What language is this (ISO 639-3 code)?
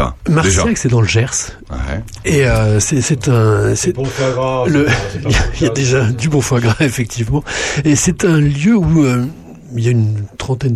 fra